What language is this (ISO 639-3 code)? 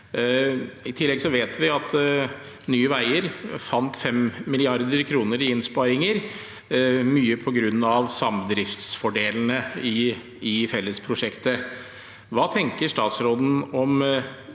nor